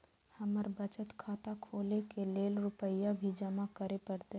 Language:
Maithili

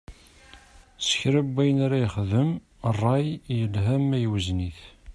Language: Kabyle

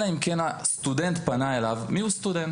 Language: Hebrew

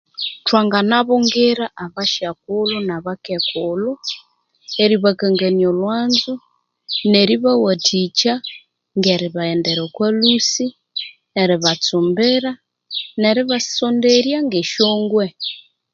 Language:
Konzo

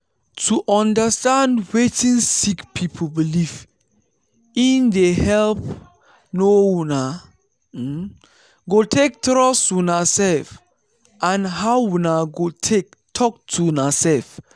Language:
Nigerian Pidgin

